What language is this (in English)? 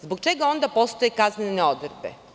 Serbian